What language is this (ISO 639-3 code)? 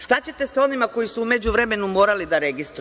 srp